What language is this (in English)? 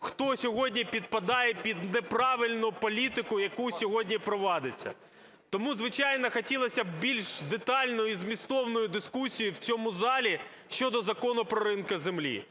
Ukrainian